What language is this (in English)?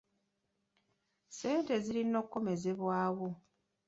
Ganda